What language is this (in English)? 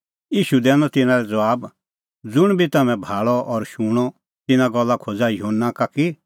Kullu Pahari